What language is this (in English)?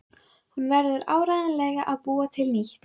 Icelandic